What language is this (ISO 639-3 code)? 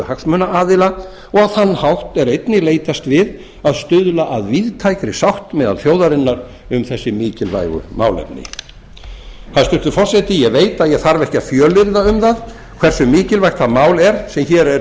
isl